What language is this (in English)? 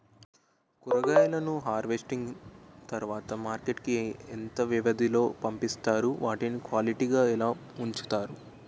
Telugu